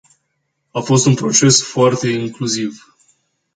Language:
Romanian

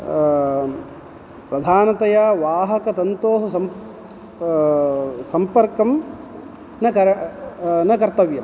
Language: Sanskrit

